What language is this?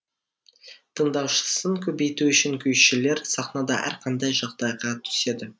Kazakh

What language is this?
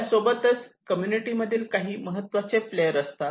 Marathi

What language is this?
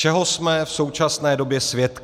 Czech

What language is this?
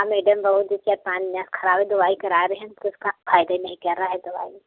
Hindi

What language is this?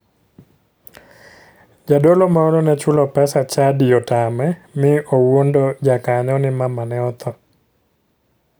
Luo (Kenya and Tanzania)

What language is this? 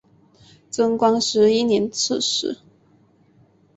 Chinese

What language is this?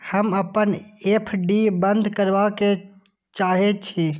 Maithili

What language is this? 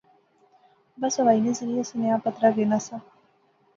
Pahari-Potwari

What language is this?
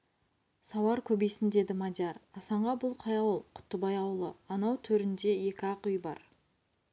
Kazakh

